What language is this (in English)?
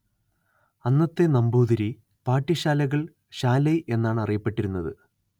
Malayalam